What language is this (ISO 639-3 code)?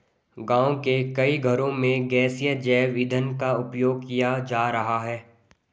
hin